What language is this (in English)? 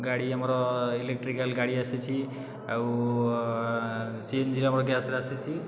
Odia